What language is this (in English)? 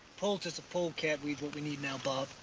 English